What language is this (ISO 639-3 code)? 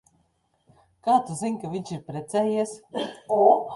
lav